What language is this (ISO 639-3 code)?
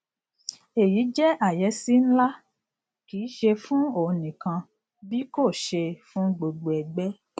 yor